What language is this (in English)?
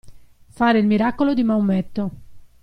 Italian